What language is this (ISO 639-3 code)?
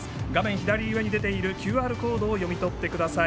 jpn